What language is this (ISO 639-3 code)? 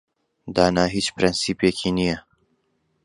ckb